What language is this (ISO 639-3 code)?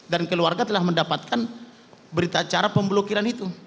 ind